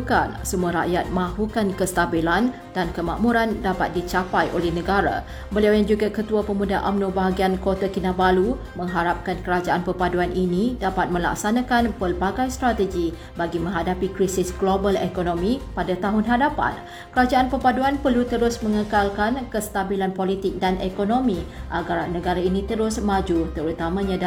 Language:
Malay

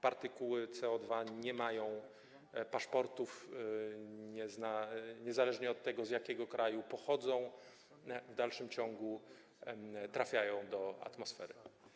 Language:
Polish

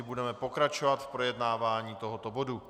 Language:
Czech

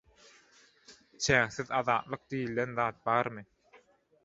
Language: Turkmen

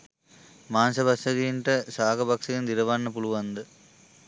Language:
Sinhala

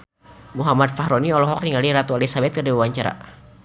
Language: Sundanese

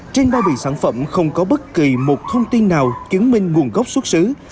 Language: Vietnamese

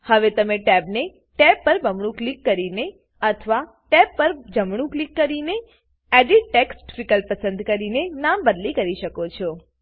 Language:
Gujarati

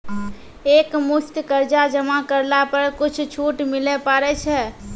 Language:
Maithili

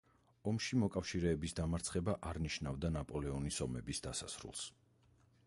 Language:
Georgian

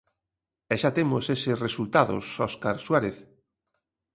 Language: Galician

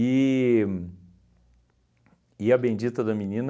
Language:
Portuguese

